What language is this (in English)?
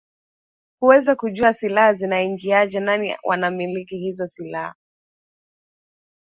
Swahili